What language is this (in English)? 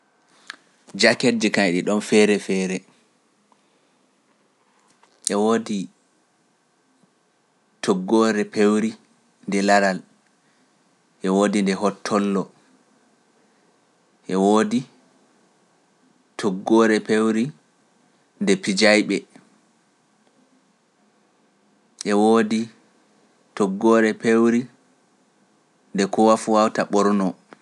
Pular